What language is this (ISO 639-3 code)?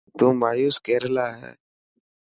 mki